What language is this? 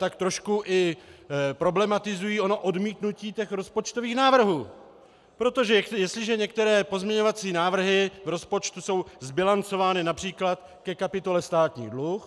Czech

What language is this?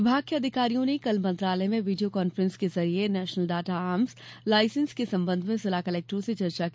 Hindi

